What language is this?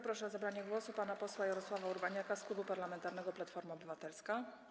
Polish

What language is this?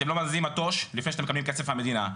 Hebrew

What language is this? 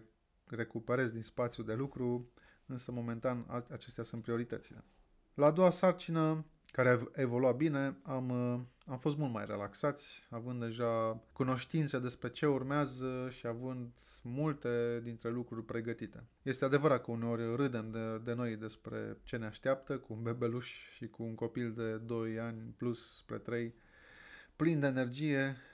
Romanian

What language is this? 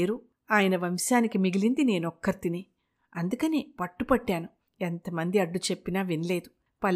Telugu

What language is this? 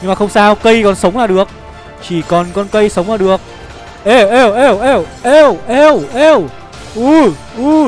Vietnamese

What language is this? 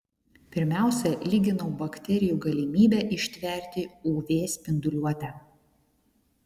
Lithuanian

